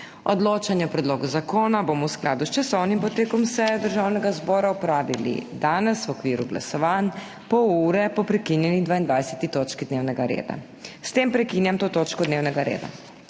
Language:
Slovenian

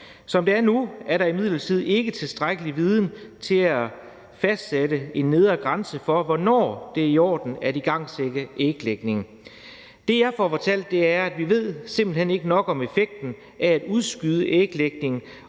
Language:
Danish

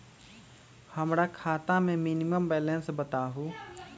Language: Magahi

